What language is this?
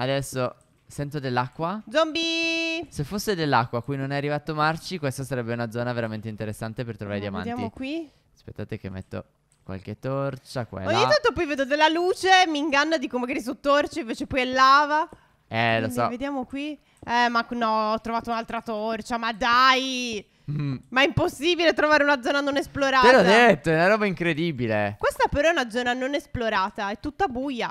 Italian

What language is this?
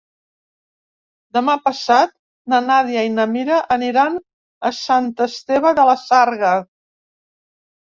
Catalan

